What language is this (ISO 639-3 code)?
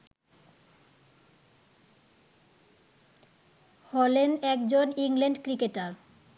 ben